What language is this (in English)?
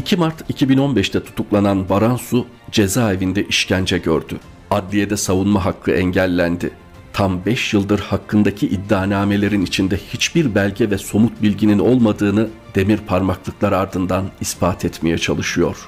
Turkish